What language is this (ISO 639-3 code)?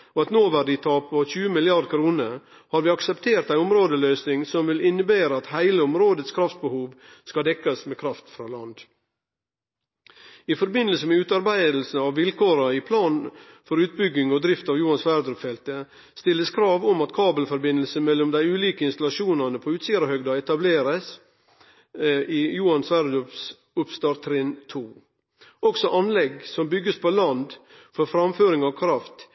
nno